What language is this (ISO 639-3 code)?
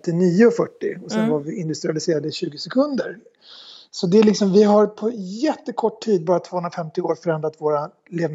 swe